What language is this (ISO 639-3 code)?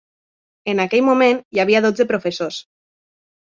cat